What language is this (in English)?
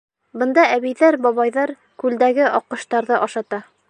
Bashkir